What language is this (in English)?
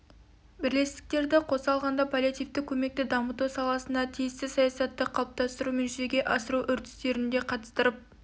Kazakh